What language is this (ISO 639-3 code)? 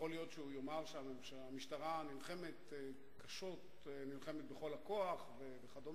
heb